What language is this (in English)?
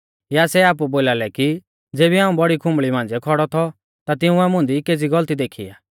Mahasu Pahari